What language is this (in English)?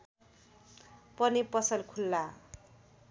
Nepali